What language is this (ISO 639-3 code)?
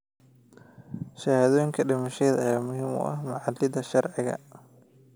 som